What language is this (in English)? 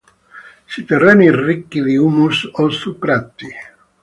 Italian